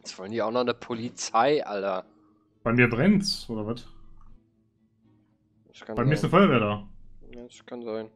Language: German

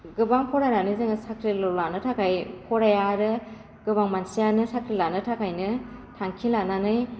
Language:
Bodo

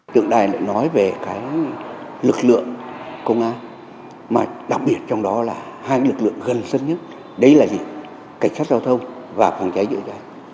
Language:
Vietnamese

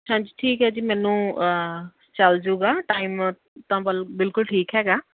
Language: Punjabi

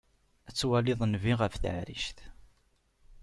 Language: Kabyle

